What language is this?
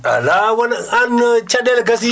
Fula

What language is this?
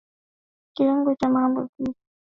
Swahili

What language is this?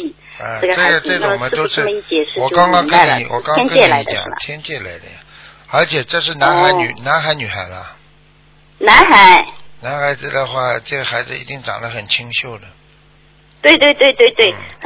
Chinese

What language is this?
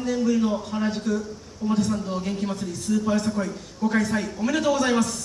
Japanese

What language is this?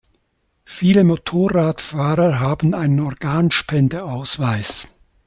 German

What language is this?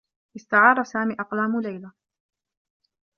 Arabic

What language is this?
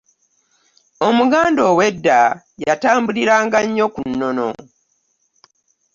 Ganda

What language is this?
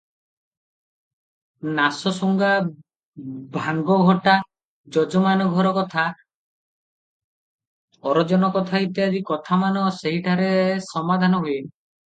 Odia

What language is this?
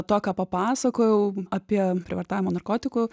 Lithuanian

